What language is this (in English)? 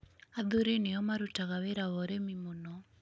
Kikuyu